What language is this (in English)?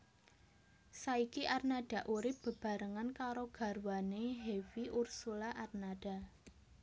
Javanese